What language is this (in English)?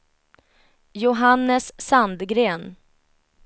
Swedish